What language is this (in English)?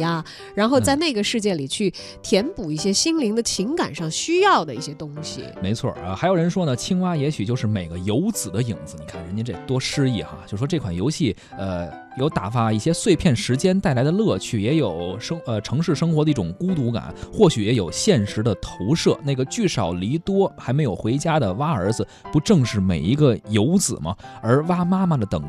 Chinese